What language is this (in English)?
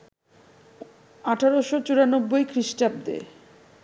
Bangla